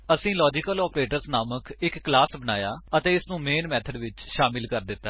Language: Punjabi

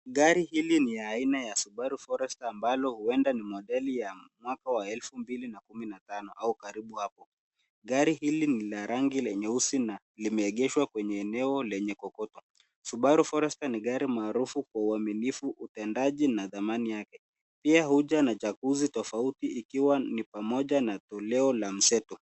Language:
Swahili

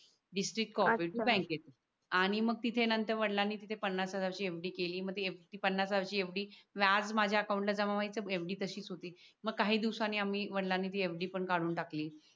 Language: Marathi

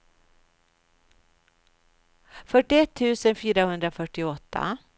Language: Swedish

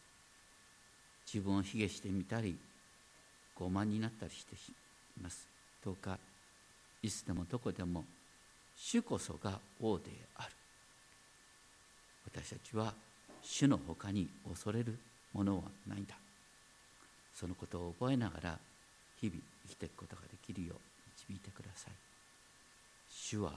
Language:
Japanese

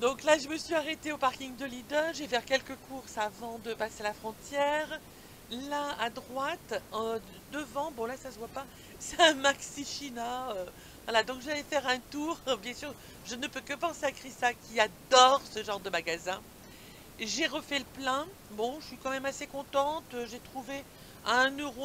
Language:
French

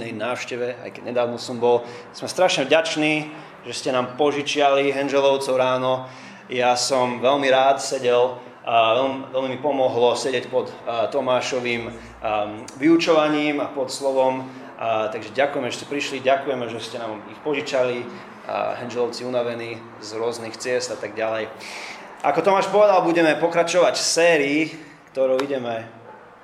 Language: Slovak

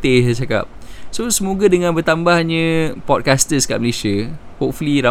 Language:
Malay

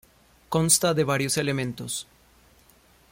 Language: Spanish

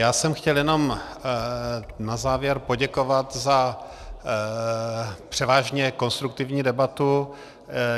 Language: Czech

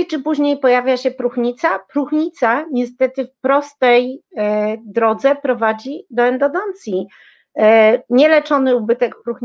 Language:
Polish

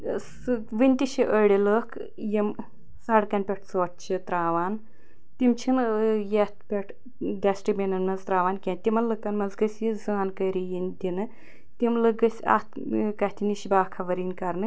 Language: Kashmiri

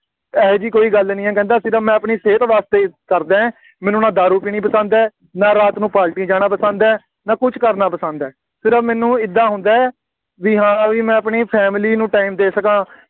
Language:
Punjabi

